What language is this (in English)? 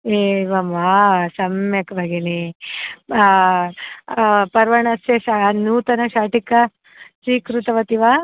Sanskrit